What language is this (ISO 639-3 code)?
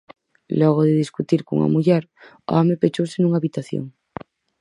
glg